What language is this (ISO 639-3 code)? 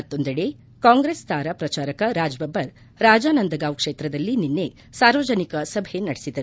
kan